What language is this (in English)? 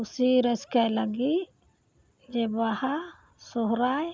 Santali